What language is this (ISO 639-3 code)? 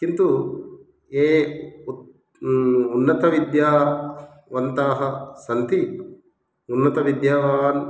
san